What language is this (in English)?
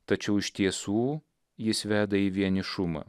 Lithuanian